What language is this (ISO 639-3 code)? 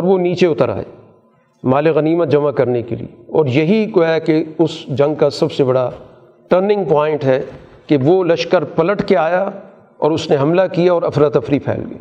urd